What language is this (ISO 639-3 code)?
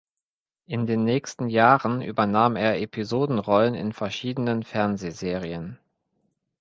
deu